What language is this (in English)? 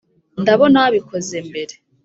Kinyarwanda